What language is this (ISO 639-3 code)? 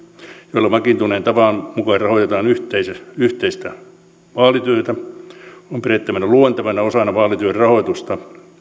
fin